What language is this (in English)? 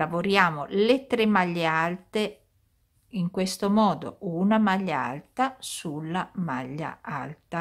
Italian